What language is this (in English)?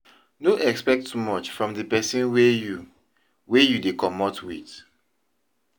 Nigerian Pidgin